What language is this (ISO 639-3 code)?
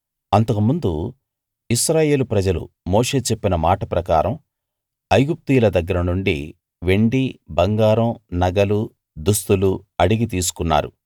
tel